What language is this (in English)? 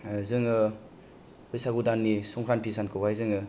Bodo